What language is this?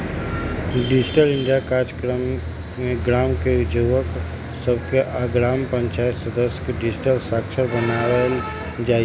Magahi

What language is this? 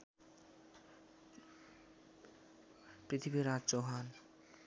Nepali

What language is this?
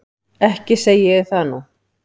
Icelandic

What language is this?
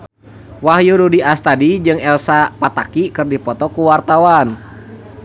Sundanese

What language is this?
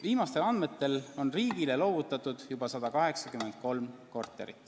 Estonian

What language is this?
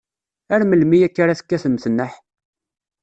Kabyle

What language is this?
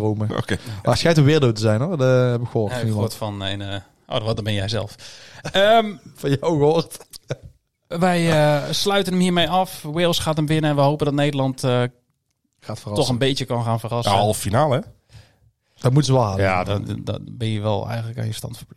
Dutch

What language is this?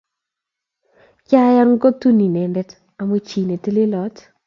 Kalenjin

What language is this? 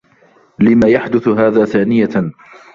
Arabic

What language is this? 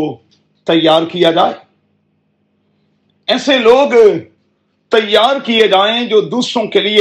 Urdu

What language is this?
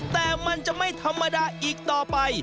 Thai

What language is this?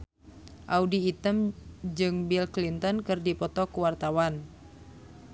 Sundanese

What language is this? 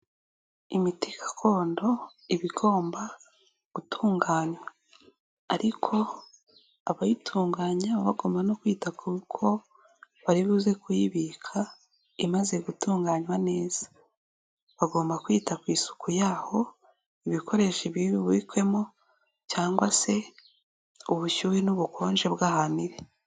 Kinyarwanda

